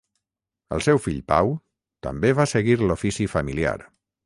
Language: Catalan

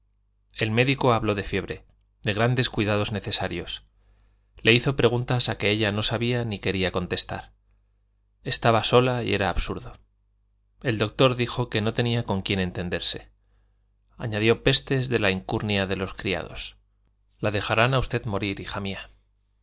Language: Spanish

